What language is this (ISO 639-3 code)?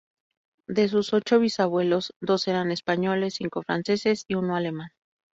spa